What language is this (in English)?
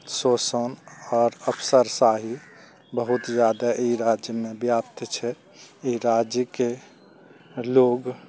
Maithili